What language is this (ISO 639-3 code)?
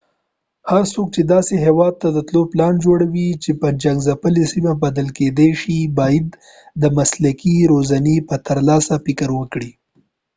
pus